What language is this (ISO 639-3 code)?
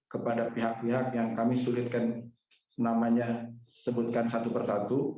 ind